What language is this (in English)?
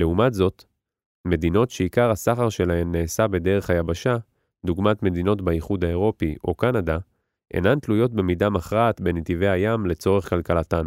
Hebrew